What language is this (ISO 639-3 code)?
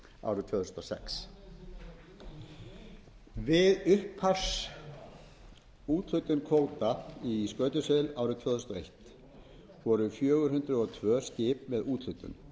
isl